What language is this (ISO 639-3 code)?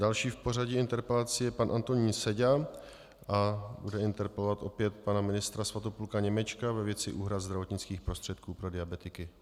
ces